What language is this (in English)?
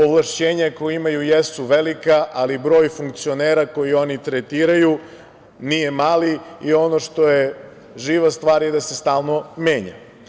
Serbian